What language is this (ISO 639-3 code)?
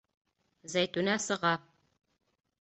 bak